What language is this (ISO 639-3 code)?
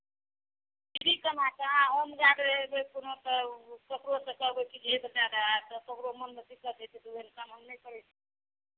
mai